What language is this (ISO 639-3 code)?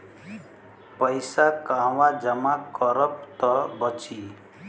bho